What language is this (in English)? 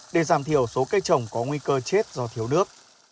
Vietnamese